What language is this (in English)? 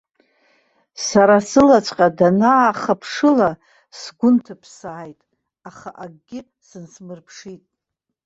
Abkhazian